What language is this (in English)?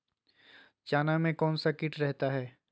Magahi